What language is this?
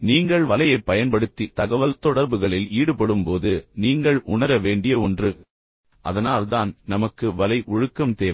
Tamil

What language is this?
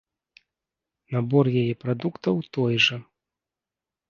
Belarusian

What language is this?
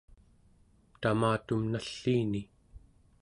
Central Yupik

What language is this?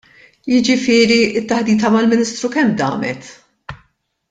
Maltese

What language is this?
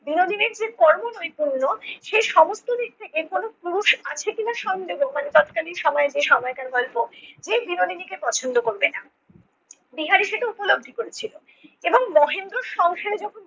Bangla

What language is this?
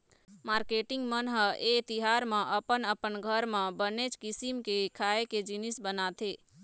Chhattisgarhi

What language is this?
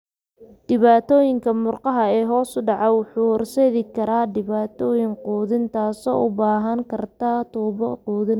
Somali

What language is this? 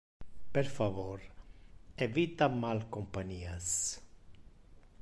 Interlingua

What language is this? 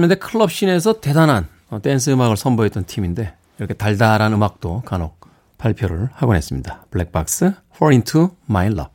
Korean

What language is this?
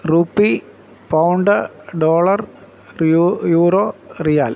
Malayalam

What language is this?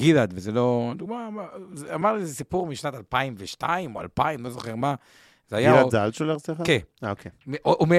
Hebrew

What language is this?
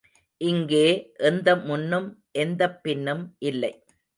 Tamil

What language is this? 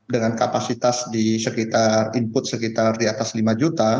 Indonesian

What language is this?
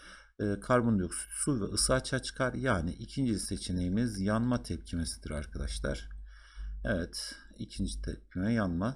Turkish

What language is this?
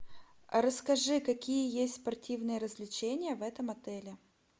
Russian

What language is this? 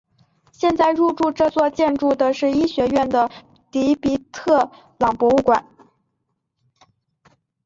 Chinese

